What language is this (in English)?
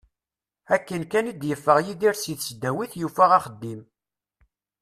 Kabyle